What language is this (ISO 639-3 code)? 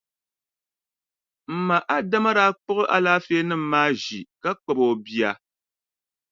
dag